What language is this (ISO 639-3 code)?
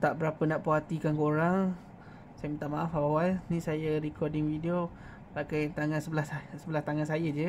msa